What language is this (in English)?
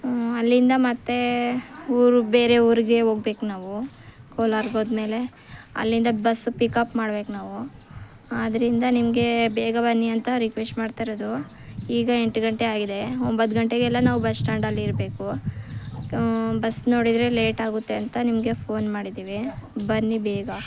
Kannada